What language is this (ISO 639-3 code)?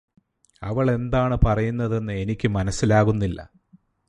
mal